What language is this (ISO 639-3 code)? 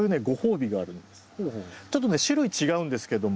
jpn